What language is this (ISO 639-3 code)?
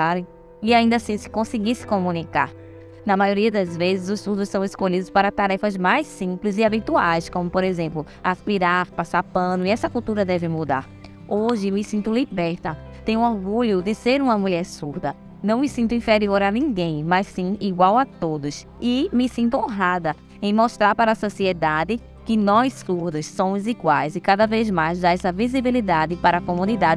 por